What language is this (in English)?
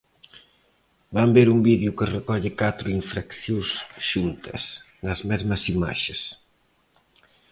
Galician